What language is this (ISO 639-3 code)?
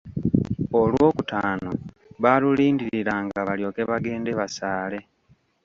lug